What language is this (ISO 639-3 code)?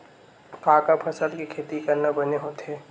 hne